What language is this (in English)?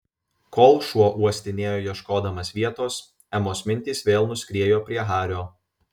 Lithuanian